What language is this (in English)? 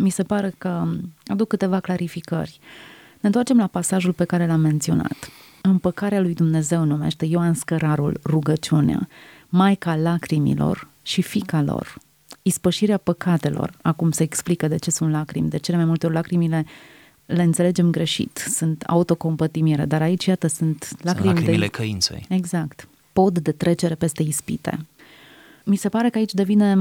Romanian